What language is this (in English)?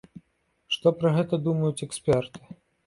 Belarusian